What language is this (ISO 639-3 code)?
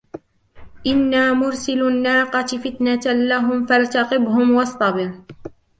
ara